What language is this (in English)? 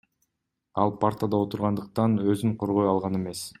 Kyrgyz